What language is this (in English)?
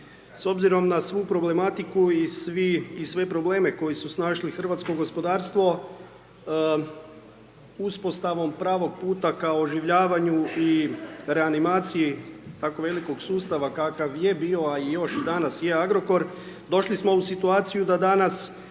Croatian